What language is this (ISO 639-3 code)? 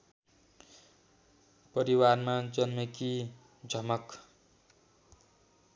nep